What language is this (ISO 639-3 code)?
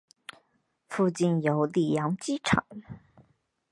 zho